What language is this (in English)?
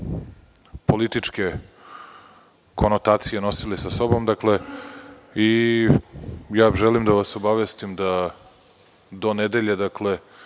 Serbian